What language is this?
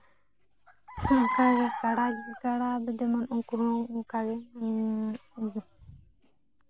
Santali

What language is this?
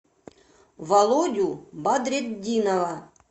Russian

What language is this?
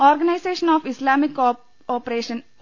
Malayalam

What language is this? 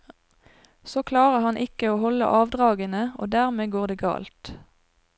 Norwegian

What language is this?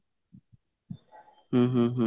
Odia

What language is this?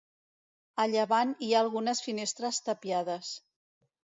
Catalan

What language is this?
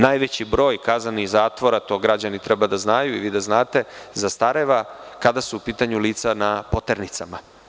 Serbian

